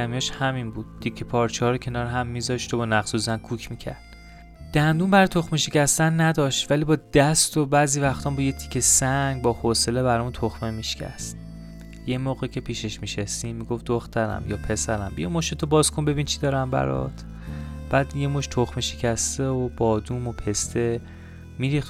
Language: Persian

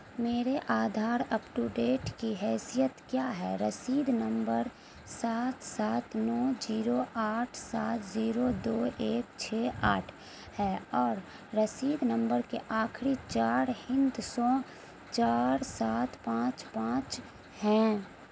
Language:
Urdu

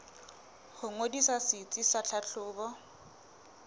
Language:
Southern Sotho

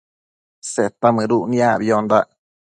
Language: Matsés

